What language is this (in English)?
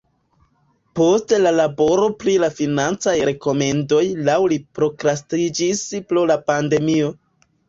Esperanto